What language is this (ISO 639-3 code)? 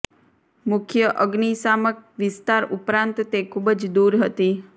guj